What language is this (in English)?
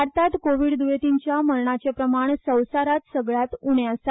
Konkani